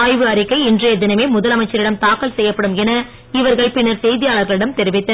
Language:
Tamil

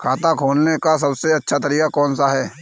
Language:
Hindi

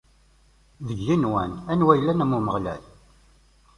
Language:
Kabyle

